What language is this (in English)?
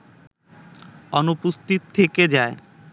Bangla